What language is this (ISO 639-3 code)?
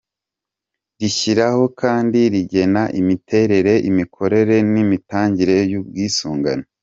kin